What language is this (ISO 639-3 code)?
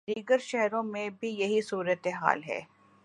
urd